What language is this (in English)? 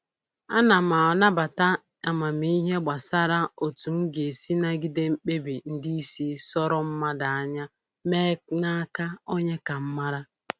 Igbo